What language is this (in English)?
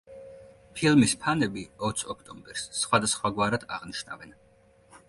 Georgian